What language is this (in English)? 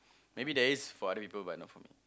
English